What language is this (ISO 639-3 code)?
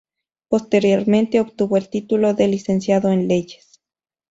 spa